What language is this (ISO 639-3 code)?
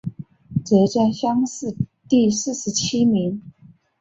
zho